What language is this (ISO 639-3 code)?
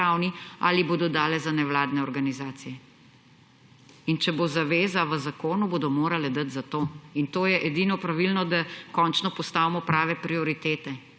slv